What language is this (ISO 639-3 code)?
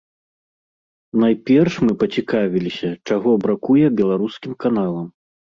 bel